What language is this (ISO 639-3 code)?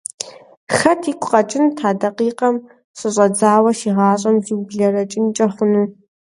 kbd